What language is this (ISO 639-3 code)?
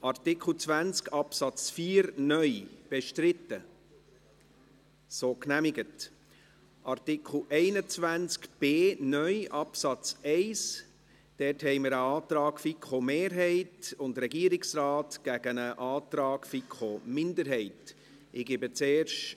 gsw